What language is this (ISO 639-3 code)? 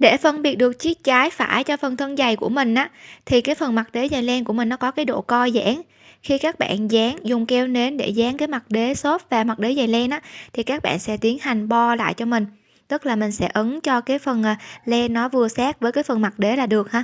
vie